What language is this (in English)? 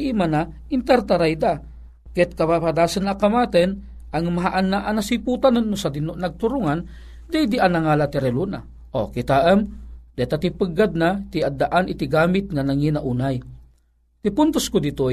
Filipino